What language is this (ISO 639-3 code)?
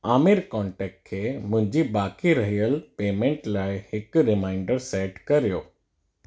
snd